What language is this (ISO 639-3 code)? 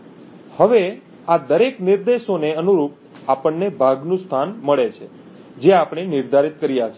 guj